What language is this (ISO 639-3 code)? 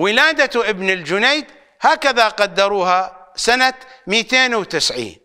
ara